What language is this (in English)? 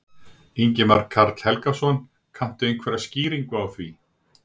Icelandic